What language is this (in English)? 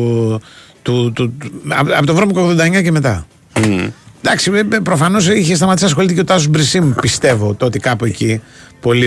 Greek